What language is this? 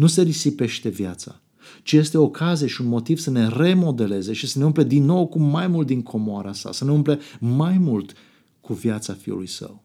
Romanian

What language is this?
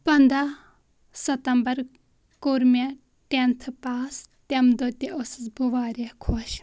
Kashmiri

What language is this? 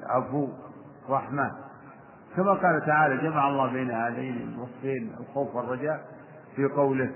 Arabic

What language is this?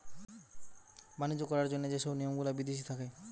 Bangla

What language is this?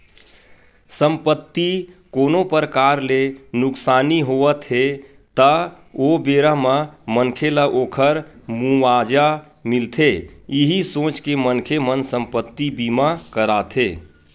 Chhattisgarhi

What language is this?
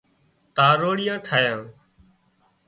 Wadiyara Koli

